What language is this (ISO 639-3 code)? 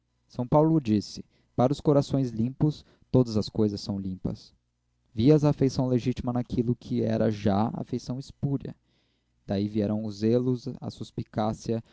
por